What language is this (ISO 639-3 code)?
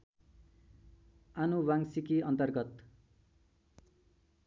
nep